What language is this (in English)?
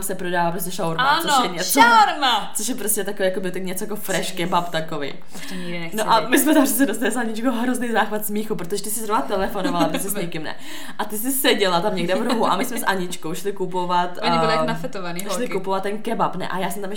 Czech